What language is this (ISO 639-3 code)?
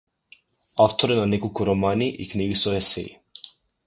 mkd